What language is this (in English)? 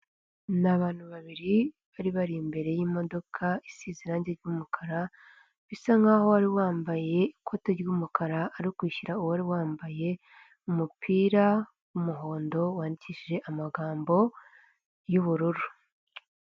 Kinyarwanda